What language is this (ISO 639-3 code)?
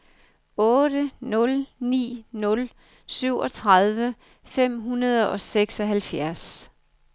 dan